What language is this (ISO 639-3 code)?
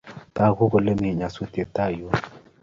kln